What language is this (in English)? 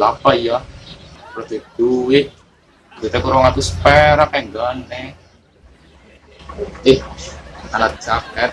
Indonesian